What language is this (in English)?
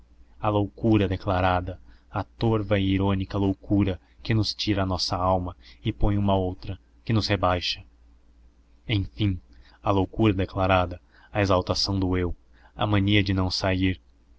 Portuguese